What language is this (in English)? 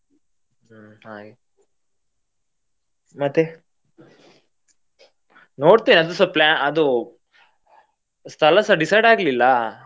Kannada